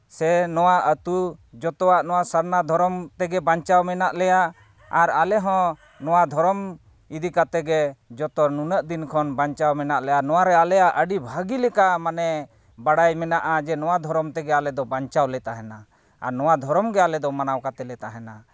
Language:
Santali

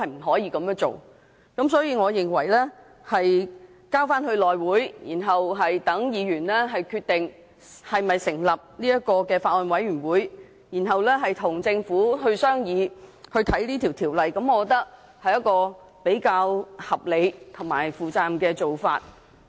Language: Cantonese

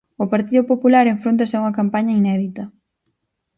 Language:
Galician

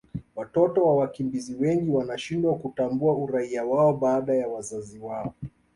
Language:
Swahili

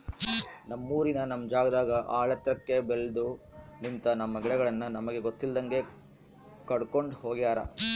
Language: Kannada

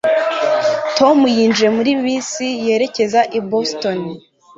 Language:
Kinyarwanda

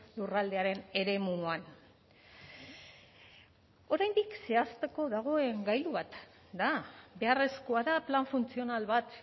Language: Basque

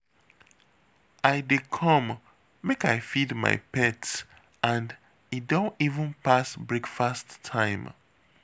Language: Nigerian Pidgin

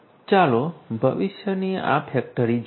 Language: Gujarati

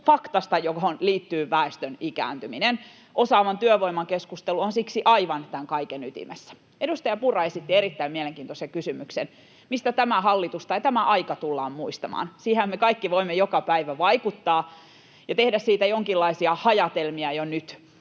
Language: Finnish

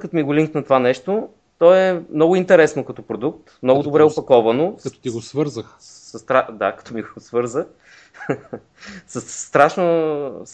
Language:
Bulgarian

